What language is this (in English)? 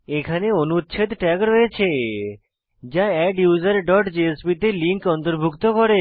Bangla